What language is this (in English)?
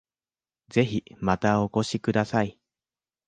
Japanese